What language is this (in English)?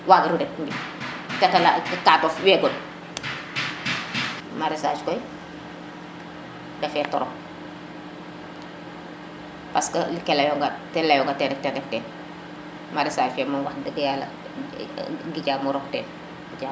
Serer